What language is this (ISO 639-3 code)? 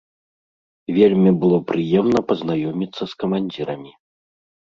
bel